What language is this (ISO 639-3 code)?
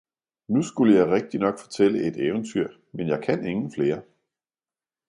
dan